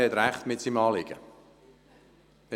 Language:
Swiss German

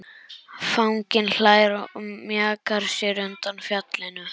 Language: Icelandic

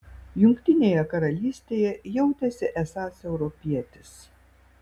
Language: Lithuanian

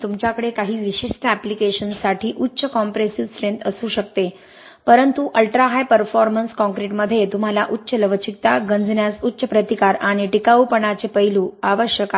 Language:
Marathi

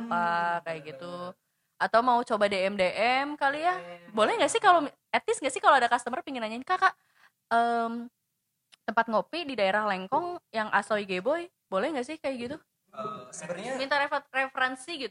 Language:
Indonesian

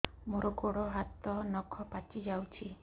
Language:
Odia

